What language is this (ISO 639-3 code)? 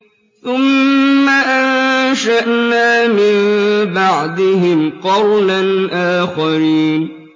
ara